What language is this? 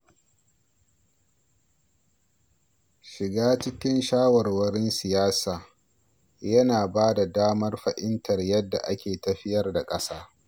Hausa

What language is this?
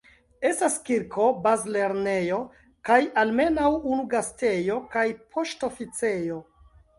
Esperanto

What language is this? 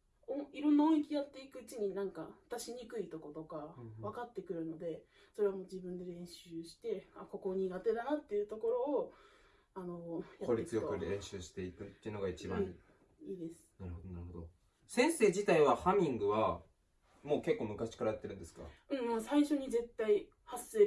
Japanese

